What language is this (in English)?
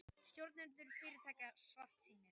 Icelandic